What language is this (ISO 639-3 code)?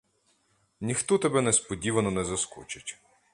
ukr